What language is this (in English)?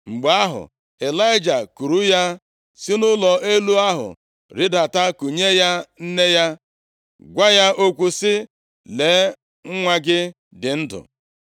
Igbo